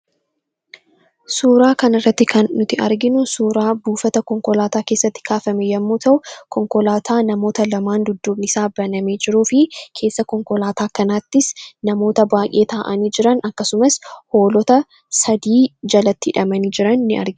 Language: Oromo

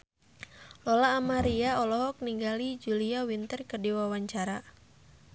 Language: Sundanese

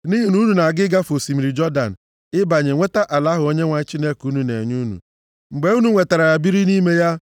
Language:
Igbo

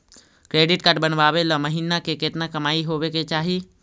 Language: Magahi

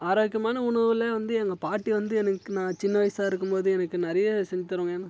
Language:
Tamil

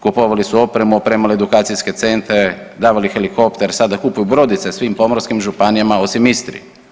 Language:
Croatian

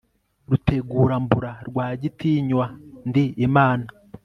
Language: Kinyarwanda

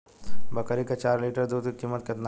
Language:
Bhojpuri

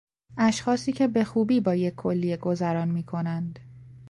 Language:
Persian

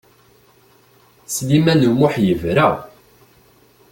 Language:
Kabyle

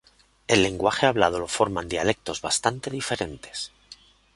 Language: Spanish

